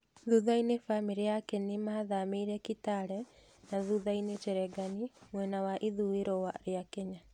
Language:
Kikuyu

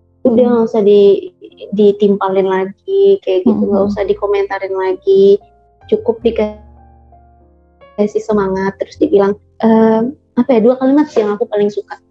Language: Indonesian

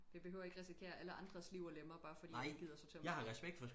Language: Danish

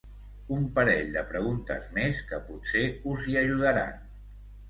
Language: Catalan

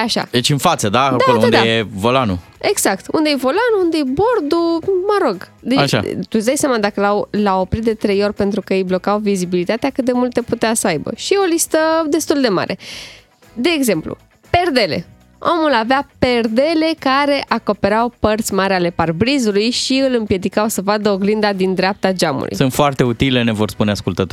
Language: Romanian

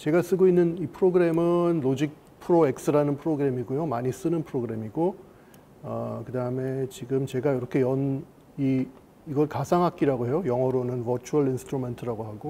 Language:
Korean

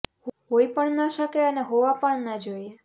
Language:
Gujarati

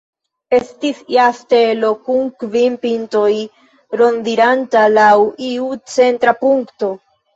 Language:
Esperanto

